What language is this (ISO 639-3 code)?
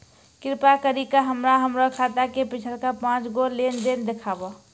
mai